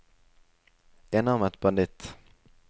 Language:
Norwegian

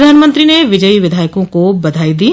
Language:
Hindi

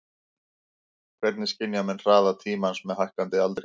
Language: Icelandic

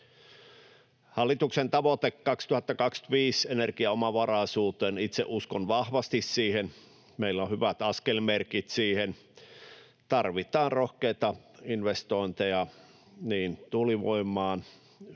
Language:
Finnish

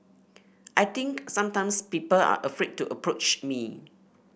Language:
English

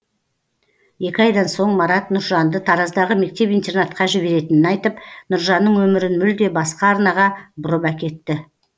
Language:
Kazakh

